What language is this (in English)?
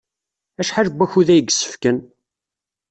Kabyle